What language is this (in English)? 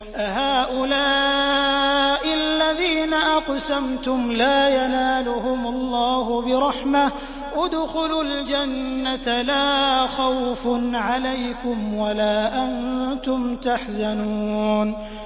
Arabic